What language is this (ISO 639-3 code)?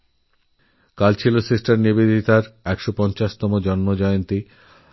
ben